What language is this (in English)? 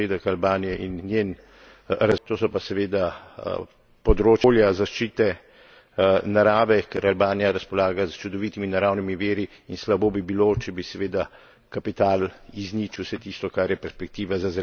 Slovenian